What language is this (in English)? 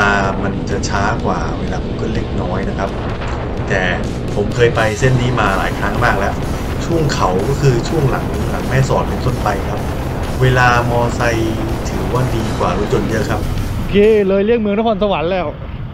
Thai